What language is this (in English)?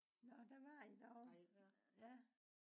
Danish